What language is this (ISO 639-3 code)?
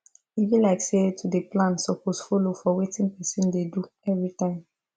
pcm